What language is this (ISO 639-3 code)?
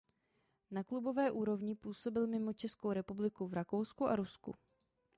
ces